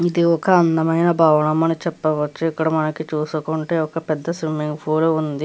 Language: Telugu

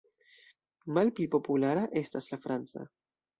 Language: Esperanto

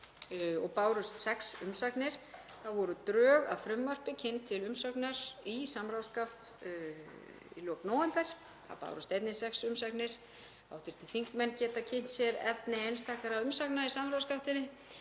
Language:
Icelandic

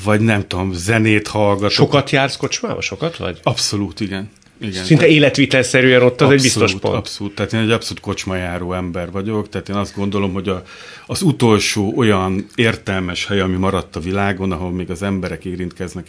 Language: Hungarian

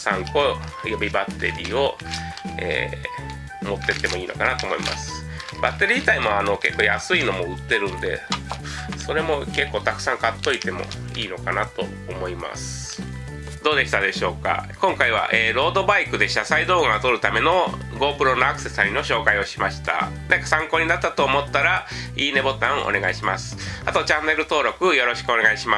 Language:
Japanese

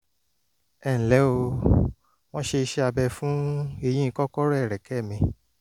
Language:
Yoruba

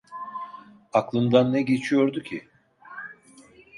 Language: Turkish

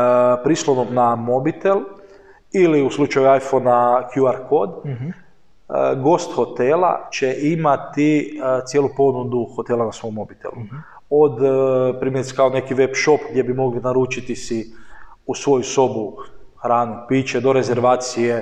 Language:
Croatian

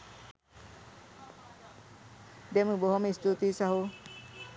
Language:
Sinhala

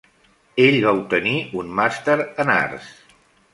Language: Catalan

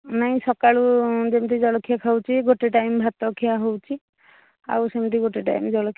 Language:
Odia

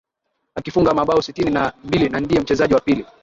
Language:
Swahili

